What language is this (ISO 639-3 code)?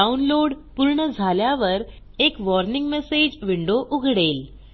mar